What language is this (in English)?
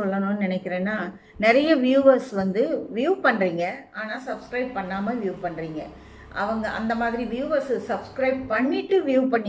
Arabic